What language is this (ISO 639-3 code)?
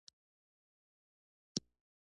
pus